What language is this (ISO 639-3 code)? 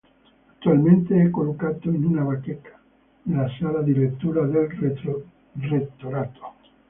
ita